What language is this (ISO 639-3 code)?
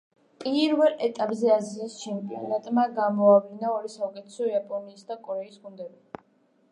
kat